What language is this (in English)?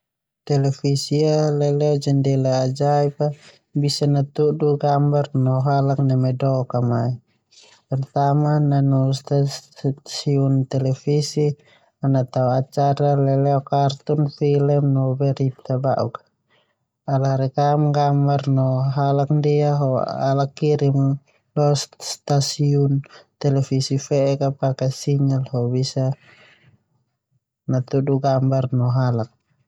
Termanu